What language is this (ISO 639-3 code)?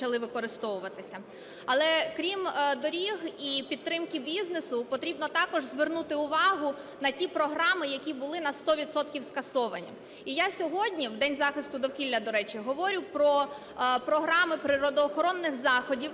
ukr